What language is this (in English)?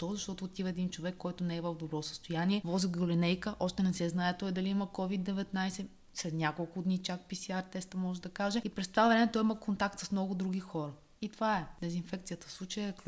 Bulgarian